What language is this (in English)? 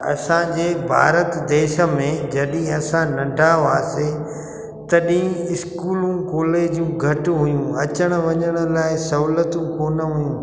Sindhi